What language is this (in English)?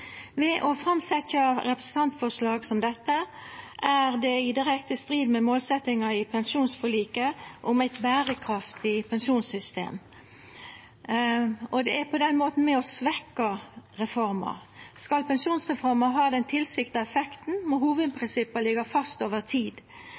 Norwegian Nynorsk